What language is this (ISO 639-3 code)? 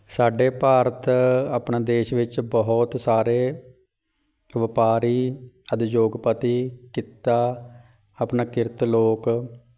pan